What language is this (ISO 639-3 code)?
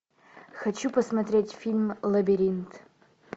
rus